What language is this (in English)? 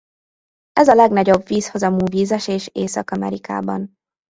Hungarian